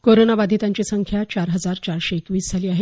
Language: Marathi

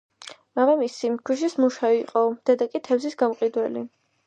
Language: Georgian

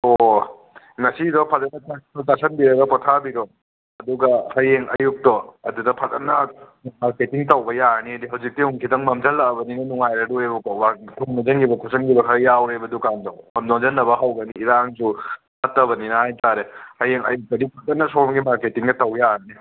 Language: Manipuri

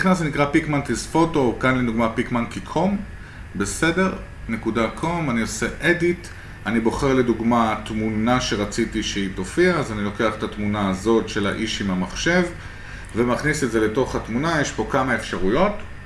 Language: Hebrew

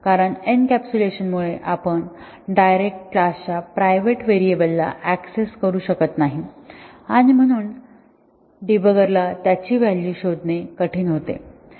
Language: Marathi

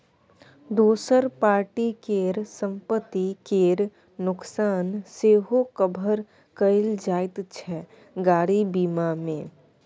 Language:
Maithili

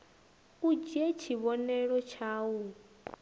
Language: Venda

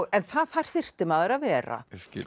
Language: Icelandic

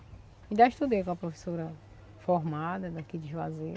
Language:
Portuguese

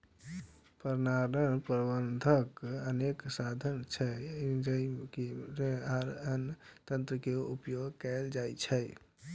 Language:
Maithili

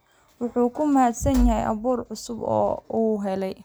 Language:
Somali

